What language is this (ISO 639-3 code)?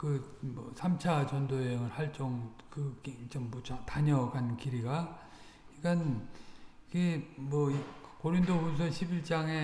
kor